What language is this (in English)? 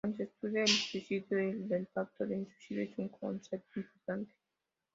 Spanish